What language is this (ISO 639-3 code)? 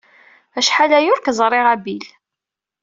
kab